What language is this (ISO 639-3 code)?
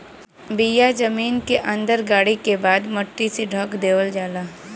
bho